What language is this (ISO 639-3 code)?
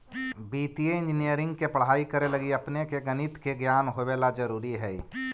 mag